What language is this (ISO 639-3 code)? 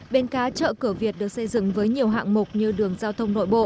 vie